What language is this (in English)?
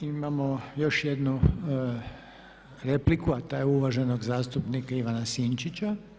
Croatian